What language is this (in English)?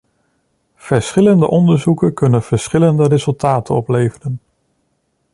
Dutch